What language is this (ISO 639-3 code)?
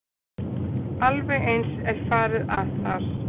isl